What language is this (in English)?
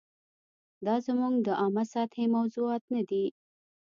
Pashto